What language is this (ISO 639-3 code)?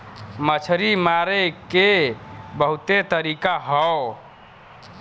bho